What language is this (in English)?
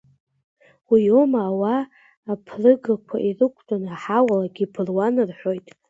Abkhazian